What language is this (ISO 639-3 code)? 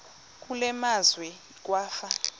xho